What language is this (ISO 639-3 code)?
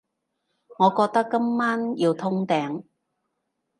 yue